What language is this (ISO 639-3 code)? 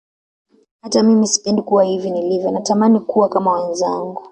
swa